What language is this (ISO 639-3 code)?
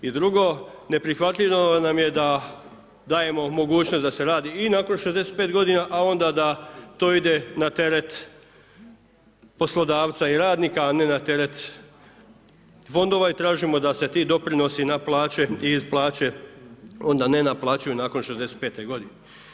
hrv